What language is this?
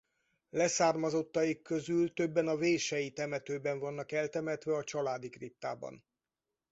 Hungarian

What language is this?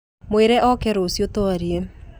Kikuyu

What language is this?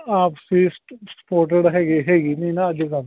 Punjabi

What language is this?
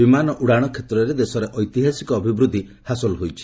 Odia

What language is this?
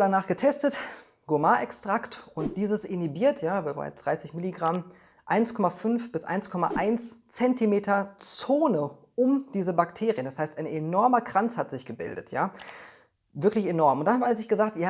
German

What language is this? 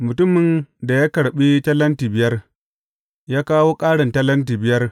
Hausa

